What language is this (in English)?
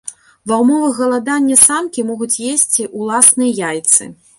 Belarusian